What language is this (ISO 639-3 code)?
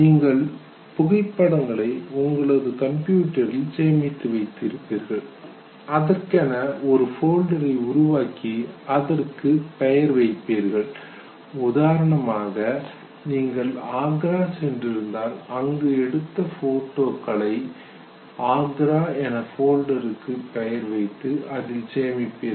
tam